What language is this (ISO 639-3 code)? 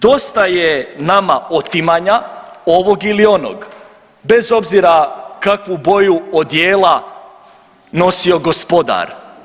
hrv